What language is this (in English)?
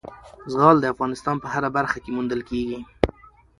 Pashto